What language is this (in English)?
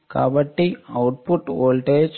Telugu